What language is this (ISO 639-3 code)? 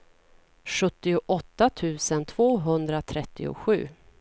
swe